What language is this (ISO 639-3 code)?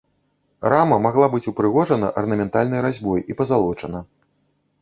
bel